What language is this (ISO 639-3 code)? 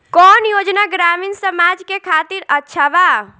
bho